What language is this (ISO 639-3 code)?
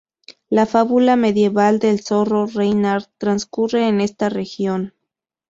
spa